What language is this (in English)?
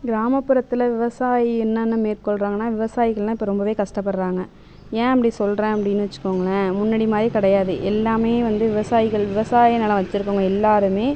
Tamil